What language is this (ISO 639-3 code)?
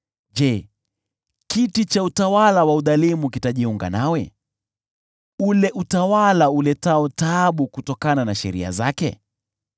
swa